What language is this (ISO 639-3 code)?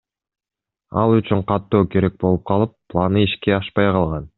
kir